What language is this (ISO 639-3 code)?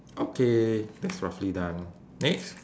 eng